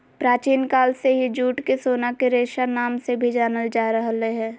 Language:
Magahi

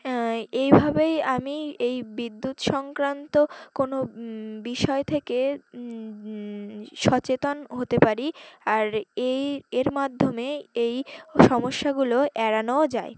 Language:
Bangla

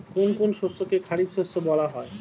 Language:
Bangla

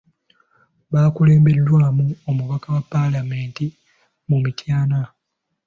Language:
Ganda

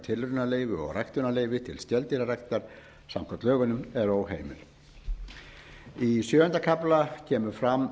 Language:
Icelandic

